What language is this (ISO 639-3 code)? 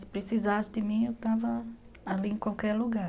por